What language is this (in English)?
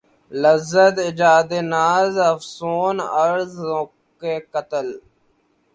Urdu